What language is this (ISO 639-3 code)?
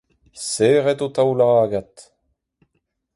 bre